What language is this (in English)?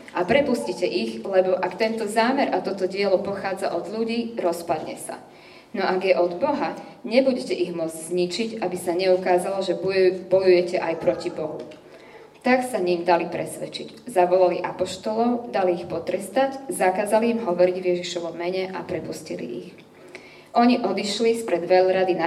Slovak